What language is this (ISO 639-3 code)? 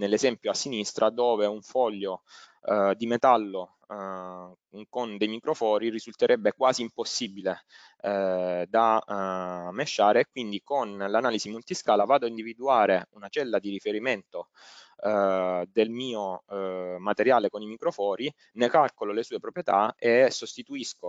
ita